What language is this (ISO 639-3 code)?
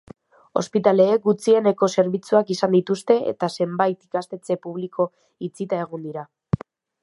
eus